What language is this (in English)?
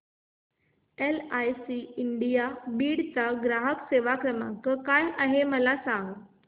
Marathi